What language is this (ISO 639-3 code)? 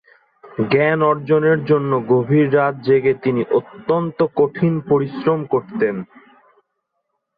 ben